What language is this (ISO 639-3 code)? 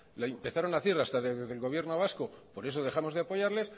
spa